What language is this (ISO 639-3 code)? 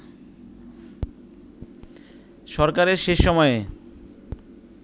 ben